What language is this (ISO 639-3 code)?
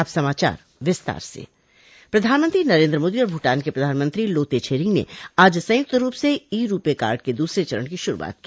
hin